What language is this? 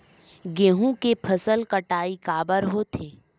Chhattisgarhi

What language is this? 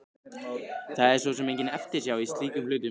Icelandic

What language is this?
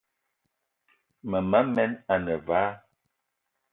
Eton (Cameroon)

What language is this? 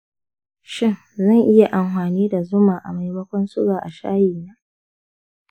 Hausa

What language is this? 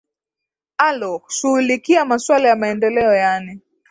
Swahili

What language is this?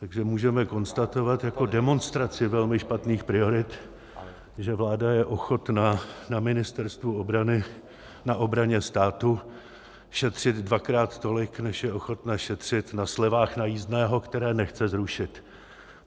Czech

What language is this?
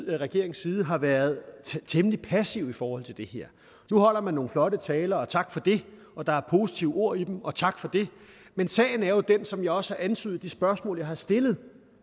Danish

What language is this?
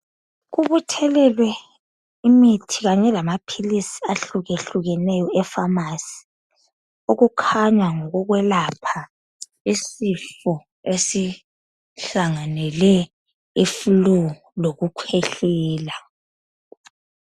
North Ndebele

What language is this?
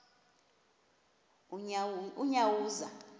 Xhosa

